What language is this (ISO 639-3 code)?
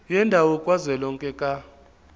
zul